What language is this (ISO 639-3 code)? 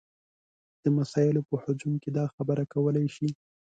pus